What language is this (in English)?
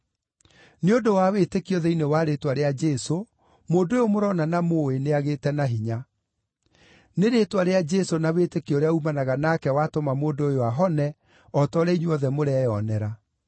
Kikuyu